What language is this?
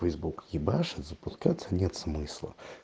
Russian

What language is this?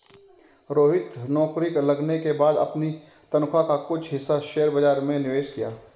Hindi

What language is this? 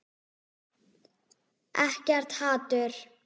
Icelandic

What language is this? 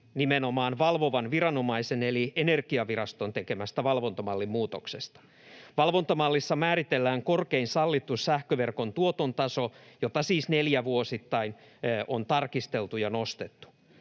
Finnish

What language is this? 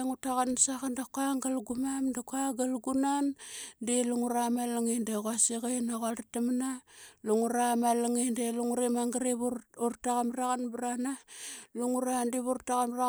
Qaqet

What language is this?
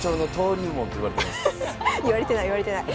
Japanese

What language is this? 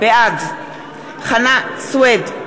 Hebrew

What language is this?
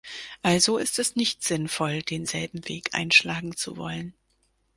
German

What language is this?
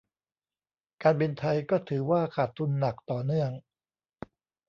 Thai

